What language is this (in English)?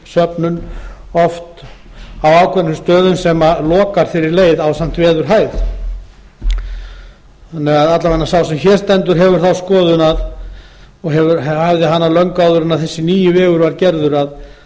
Icelandic